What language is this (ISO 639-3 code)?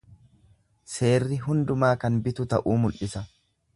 orm